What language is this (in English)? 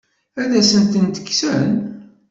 Kabyle